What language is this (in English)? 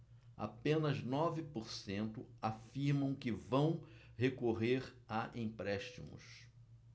Portuguese